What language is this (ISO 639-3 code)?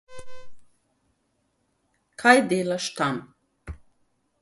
slv